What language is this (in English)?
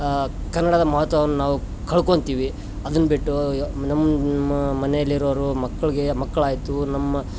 Kannada